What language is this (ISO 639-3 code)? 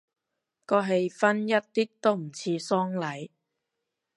yue